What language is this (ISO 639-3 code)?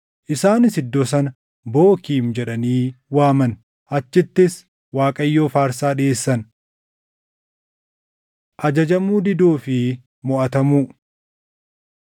orm